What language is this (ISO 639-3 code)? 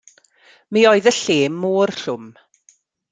cym